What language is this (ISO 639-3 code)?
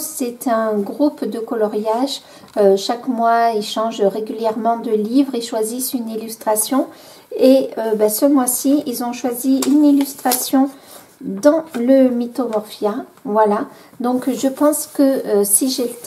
fra